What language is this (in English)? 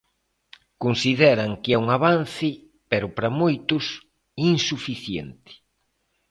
Galician